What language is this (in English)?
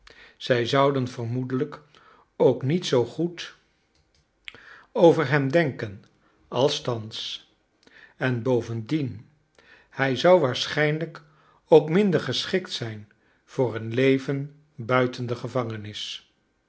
Dutch